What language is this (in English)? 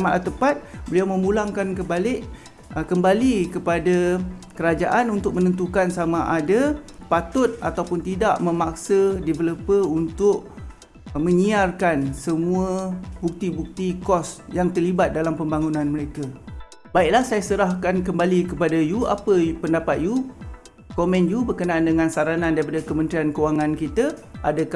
Malay